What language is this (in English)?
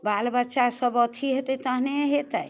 Maithili